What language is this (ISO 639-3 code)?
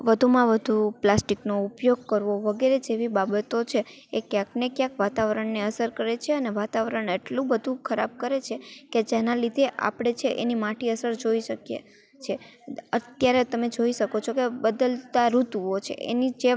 guj